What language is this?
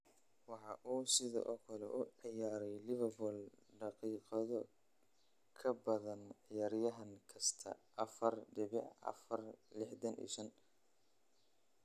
Somali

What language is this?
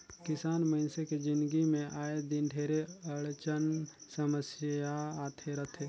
Chhattisgarhi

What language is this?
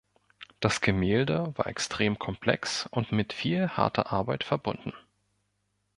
German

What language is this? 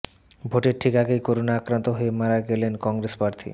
Bangla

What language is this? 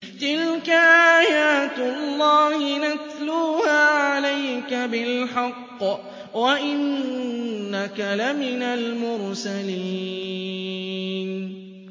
Arabic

